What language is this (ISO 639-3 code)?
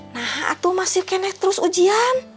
ind